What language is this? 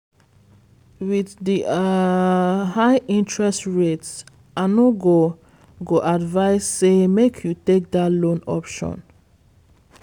Nigerian Pidgin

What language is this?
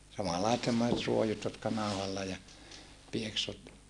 Finnish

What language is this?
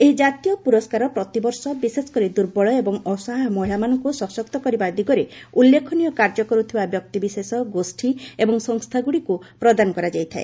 Odia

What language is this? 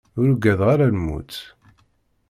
Kabyle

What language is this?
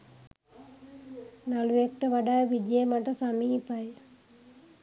Sinhala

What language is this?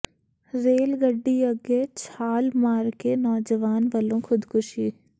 Punjabi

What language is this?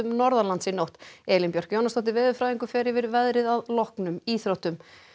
Icelandic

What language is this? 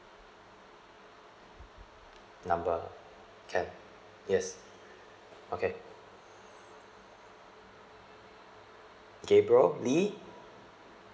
English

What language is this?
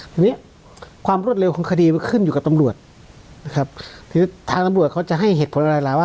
Thai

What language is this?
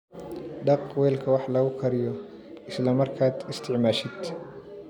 Somali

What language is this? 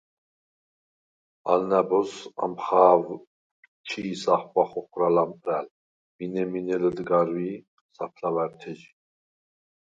Svan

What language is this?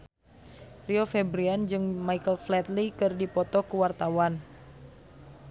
Sundanese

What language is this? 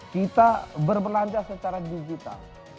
Indonesian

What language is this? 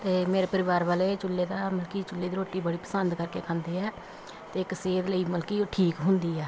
Punjabi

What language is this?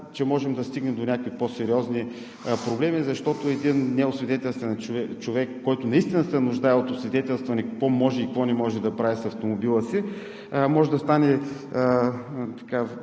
Bulgarian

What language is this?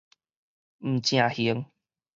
Min Nan Chinese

